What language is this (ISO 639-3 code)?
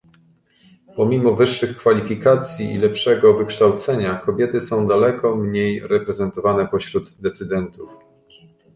pol